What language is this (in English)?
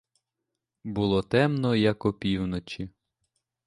Ukrainian